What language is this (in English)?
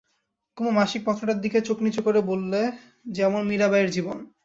Bangla